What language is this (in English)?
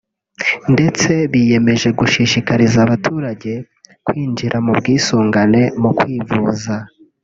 Kinyarwanda